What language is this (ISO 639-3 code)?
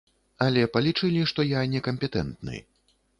bel